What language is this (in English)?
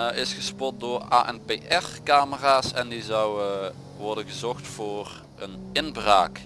Dutch